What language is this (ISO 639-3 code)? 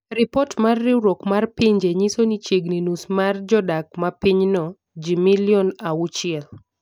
luo